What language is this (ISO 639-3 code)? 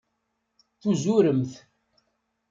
kab